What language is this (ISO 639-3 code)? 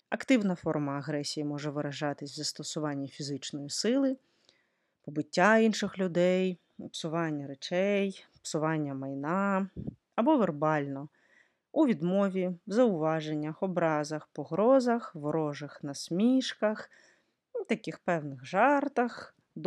ukr